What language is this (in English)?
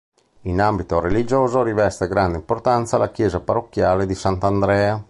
Italian